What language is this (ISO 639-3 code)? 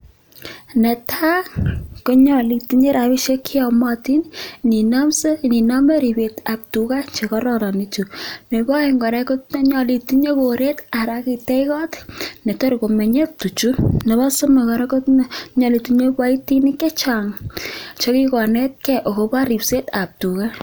kln